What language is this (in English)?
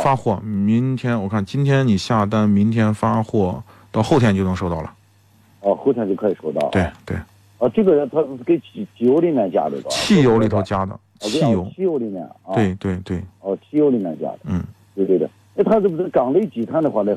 Chinese